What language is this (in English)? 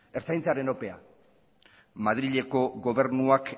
Basque